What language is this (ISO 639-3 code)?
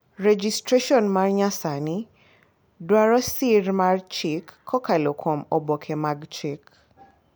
luo